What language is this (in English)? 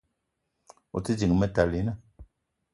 Eton (Cameroon)